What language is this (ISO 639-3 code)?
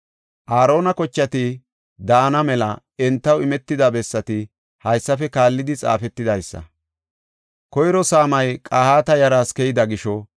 gof